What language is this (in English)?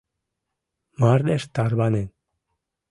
Mari